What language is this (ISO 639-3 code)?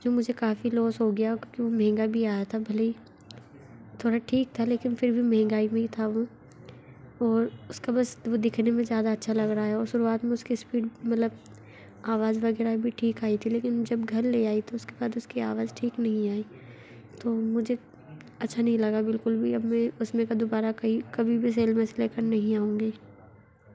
hin